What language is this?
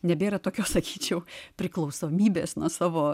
Lithuanian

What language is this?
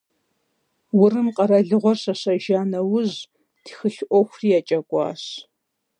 Kabardian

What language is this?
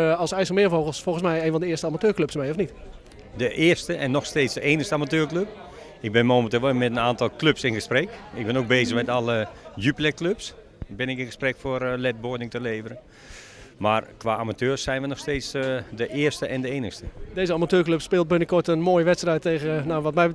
Dutch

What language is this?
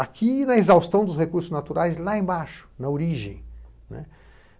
Portuguese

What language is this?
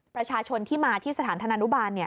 Thai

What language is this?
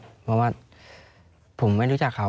Thai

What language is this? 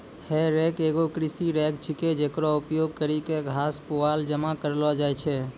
Maithili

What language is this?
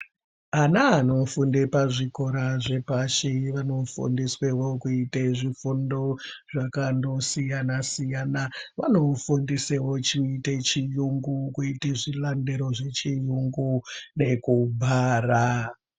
Ndau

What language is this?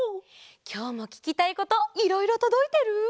Japanese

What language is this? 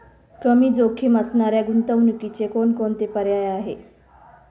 Marathi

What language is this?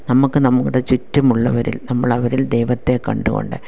Malayalam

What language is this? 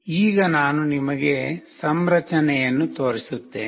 Kannada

